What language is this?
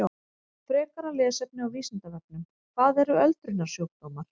Icelandic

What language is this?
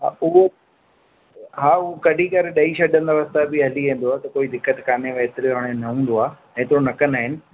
Sindhi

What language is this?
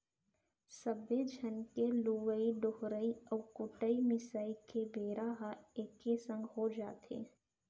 Chhattisgarhi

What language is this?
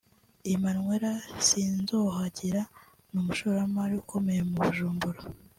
Kinyarwanda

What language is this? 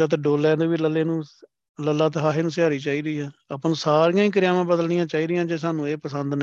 Punjabi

